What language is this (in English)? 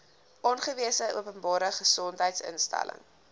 Afrikaans